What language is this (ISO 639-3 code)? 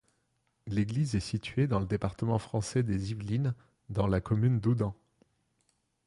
fra